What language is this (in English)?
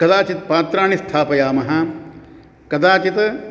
Sanskrit